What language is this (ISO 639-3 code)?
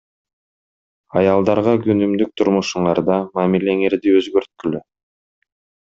kir